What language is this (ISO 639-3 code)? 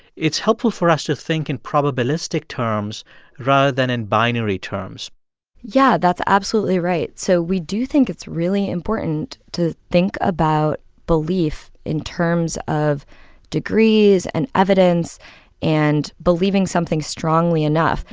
eng